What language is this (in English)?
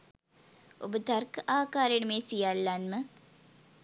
Sinhala